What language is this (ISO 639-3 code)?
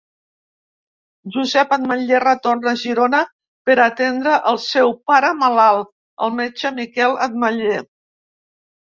cat